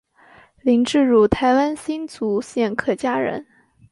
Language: Chinese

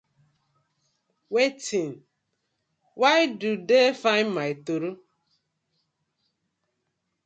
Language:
Nigerian Pidgin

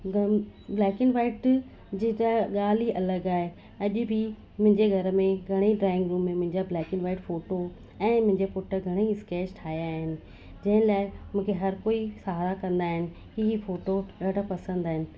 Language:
Sindhi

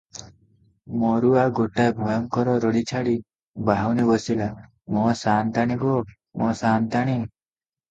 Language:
Odia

